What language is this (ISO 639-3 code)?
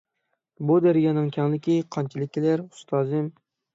uig